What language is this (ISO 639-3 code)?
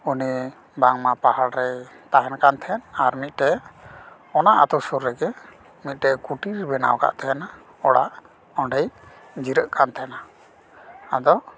sat